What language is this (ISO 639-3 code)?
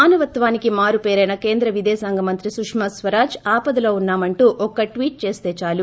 tel